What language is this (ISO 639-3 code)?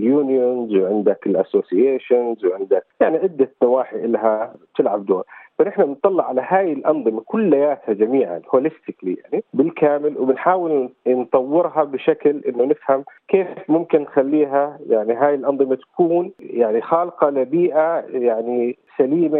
ara